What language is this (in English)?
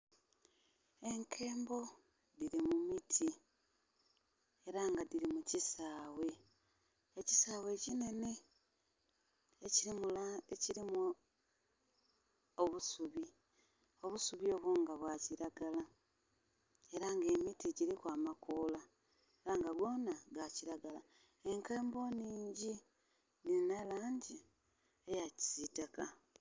Soga